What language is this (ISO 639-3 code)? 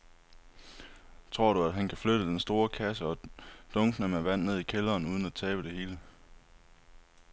dan